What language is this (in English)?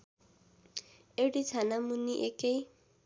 Nepali